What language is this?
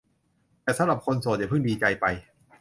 Thai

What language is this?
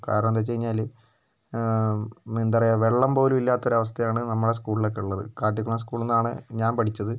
Malayalam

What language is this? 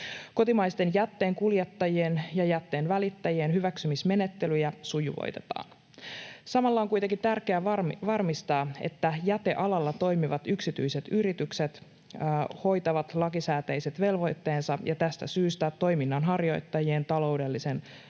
Finnish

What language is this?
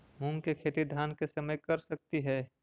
Magahi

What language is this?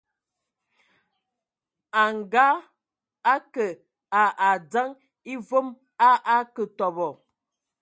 Ewondo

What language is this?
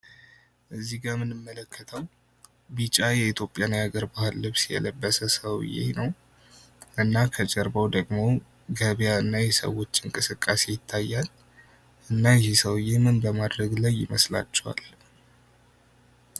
Amharic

